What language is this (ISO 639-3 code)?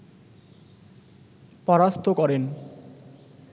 ben